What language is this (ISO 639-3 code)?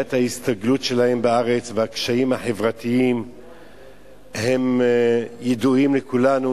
heb